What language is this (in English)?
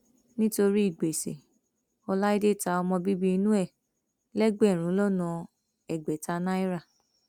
Yoruba